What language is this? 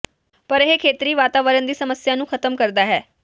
Punjabi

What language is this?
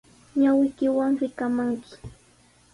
Sihuas Ancash Quechua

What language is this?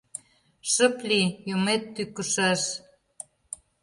Mari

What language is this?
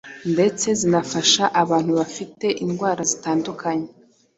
Kinyarwanda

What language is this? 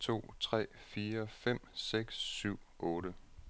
Danish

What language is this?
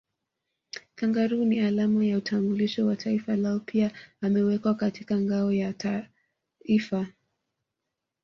Swahili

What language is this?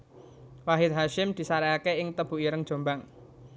Javanese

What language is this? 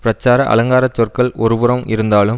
Tamil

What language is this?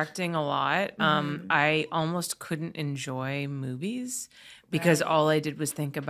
English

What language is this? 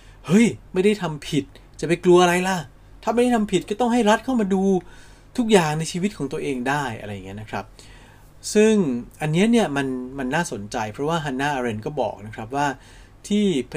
Thai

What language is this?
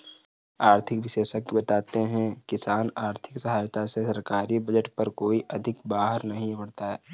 Hindi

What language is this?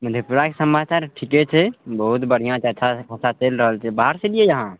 Maithili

